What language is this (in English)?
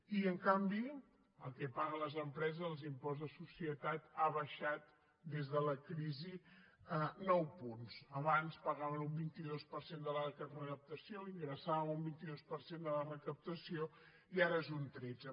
Catalan